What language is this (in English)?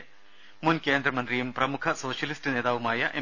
Malayalam